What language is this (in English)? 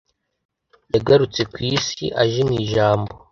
Kinyarwanda